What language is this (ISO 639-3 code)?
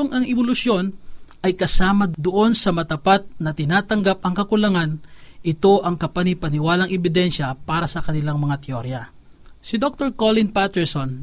fil